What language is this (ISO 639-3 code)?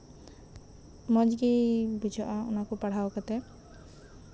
sat